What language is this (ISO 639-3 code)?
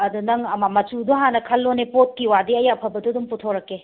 mni